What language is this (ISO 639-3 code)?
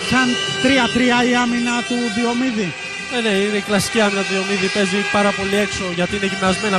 ell